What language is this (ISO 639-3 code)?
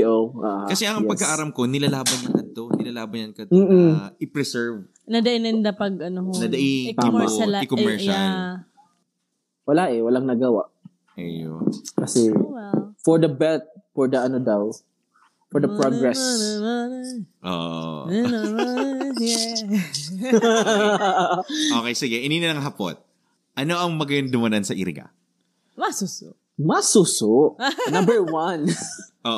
fil